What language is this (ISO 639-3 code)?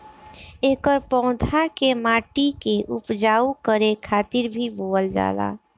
bho